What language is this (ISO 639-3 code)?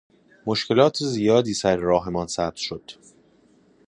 fas